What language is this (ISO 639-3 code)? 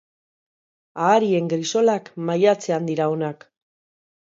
eus